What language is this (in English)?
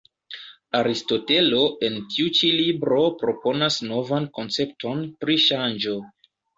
Esperanto